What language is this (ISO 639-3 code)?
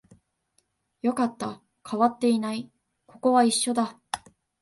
jpn